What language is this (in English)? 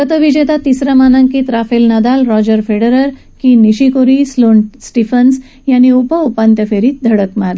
Marathi